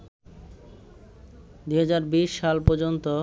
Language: Bangla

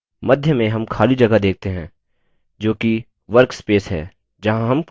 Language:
Hindi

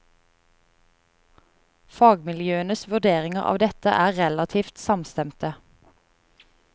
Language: Norwegian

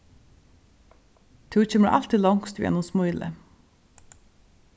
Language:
Faroese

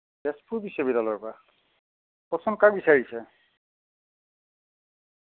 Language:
Assamese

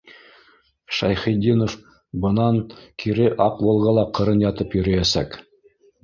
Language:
Bashkir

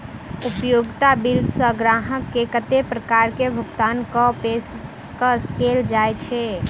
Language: Maithili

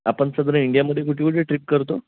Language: Marathi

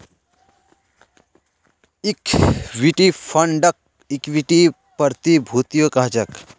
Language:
Magahi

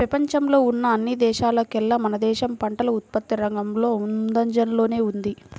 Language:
Telugu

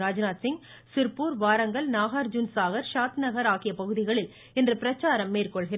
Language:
Tamil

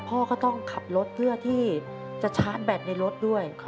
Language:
Thai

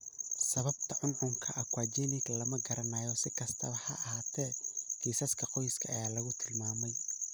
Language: Somali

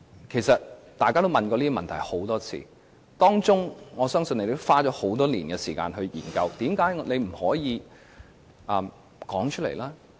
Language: Cantonese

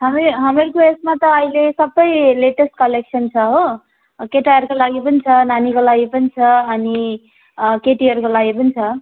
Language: Nepali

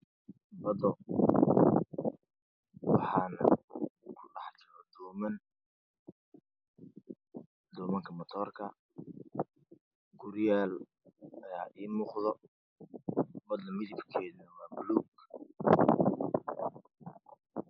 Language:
Somali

